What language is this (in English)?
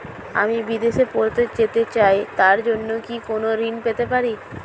Bangla